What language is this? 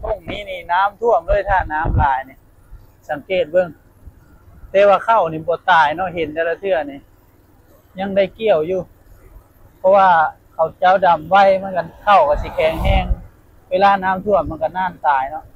Thai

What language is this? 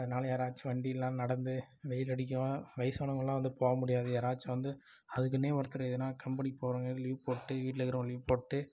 Tamil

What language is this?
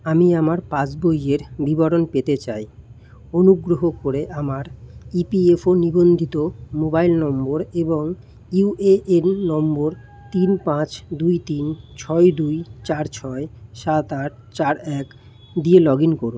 Bangla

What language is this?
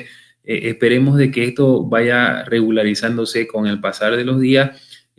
Spanish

